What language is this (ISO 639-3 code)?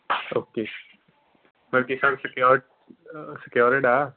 pan